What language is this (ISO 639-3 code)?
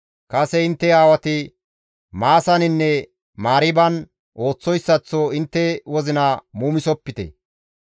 gmv